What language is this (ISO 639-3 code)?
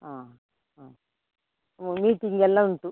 kan